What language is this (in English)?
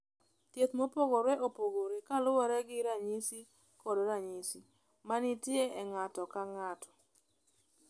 Luo (Kenya and Tanzania)